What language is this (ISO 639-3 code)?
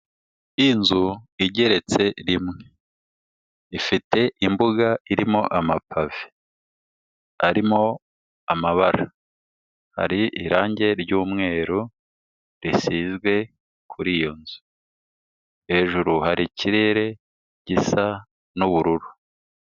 kin